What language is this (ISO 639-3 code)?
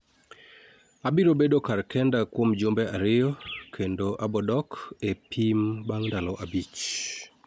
luo